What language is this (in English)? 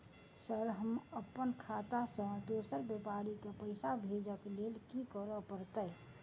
Maithili